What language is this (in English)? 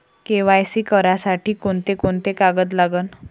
Marathi